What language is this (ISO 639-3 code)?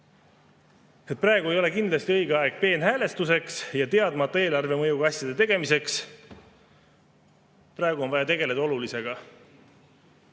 est